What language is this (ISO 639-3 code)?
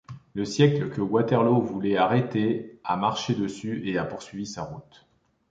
fra